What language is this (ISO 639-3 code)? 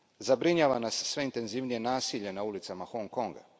hrv